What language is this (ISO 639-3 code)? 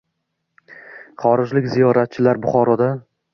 uzb